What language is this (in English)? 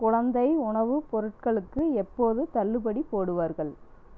Tamil